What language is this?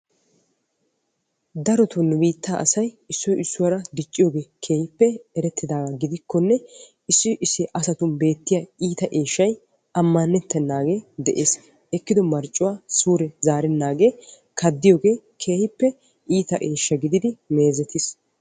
Wolaytta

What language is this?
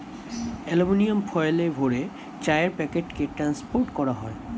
Bangla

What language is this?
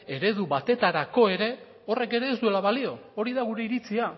Basque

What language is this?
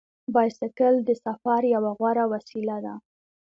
Pashto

